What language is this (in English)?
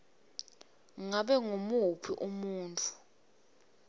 Swati